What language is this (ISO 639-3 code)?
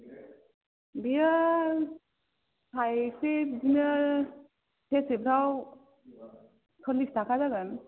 brx